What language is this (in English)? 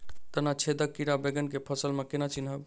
Maithili